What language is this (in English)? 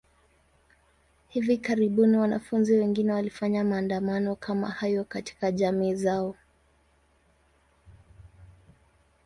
Swahili